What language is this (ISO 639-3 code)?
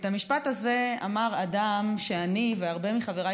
heb